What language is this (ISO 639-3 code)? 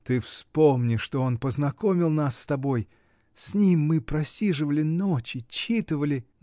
rus